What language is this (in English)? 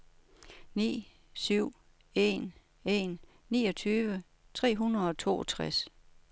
Danish